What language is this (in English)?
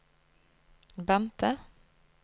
Norwegian